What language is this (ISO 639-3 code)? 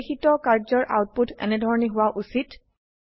asm